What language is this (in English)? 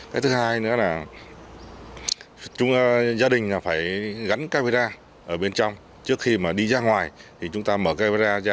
Vietnamese